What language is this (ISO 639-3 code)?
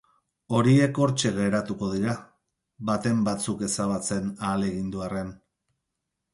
eus